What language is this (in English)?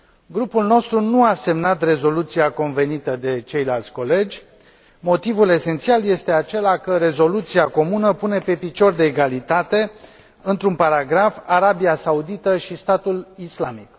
Romanian